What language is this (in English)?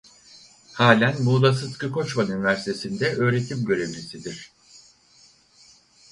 Turkish